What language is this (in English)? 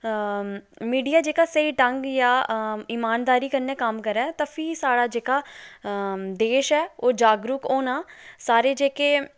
Dogri